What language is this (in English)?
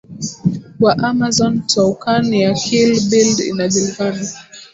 Swahili